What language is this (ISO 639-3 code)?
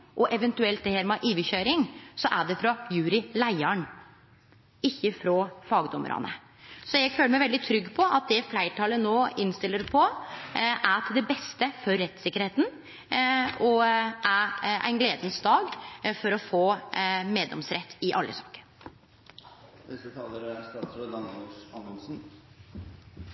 nno